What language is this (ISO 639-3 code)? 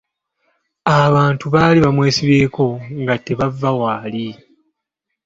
lug